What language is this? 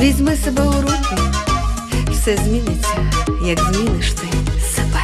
Ukrainian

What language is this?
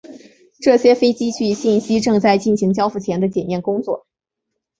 Chinese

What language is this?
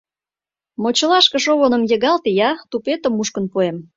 Mari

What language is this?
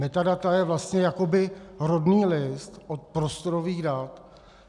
Czech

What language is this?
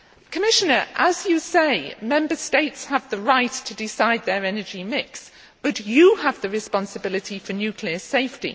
English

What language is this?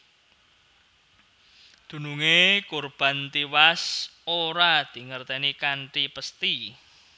Javanese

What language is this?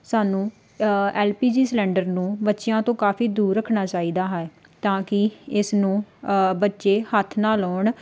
Punjabi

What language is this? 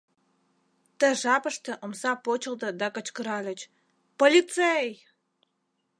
Mari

